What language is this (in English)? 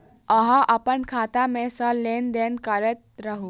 Maithili